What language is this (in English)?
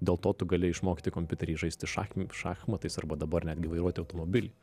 Lithuanian